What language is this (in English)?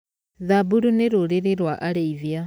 Kikuyu